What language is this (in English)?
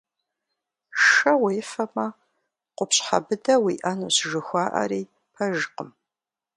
Kabardian